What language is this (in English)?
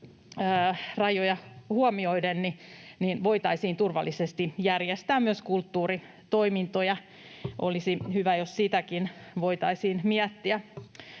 Finnish